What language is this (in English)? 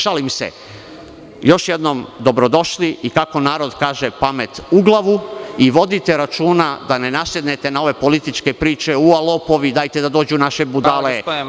Serbian